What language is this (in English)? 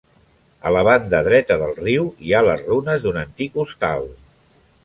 Catalan